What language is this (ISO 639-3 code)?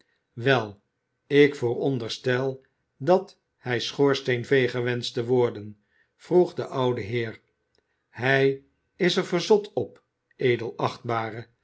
nld